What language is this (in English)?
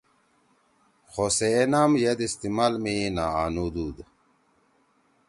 Torwali